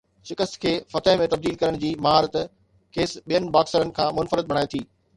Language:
Sindhi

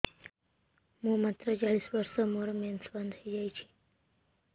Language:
Odia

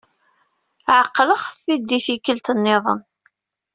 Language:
Kabyle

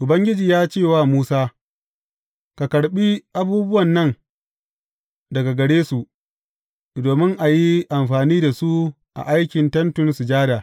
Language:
Hausa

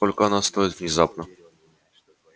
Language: Russian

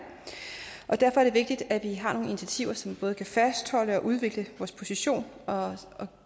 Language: Danish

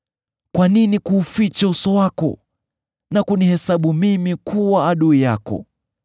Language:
Swahili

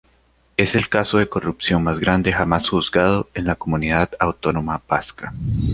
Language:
Spanish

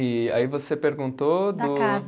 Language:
Portuguese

